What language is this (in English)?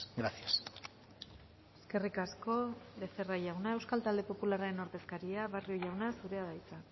Basque